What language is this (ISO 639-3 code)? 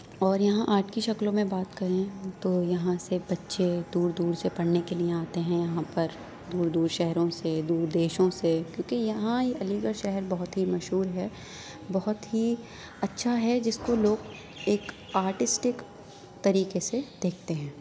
urd